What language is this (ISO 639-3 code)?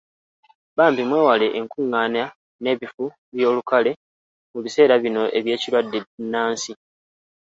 lug